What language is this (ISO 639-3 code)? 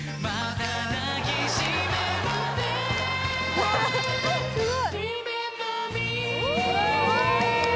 jpn